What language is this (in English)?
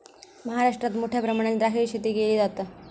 Marathi